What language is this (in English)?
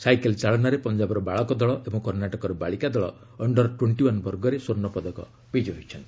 Odia